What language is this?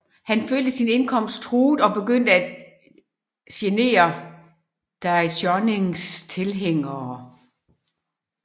Danish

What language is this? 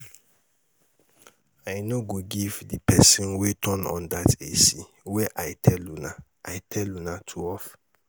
Nigerian Pidgin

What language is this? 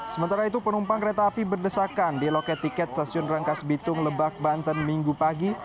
Indonesian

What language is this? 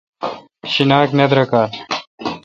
Kalkoti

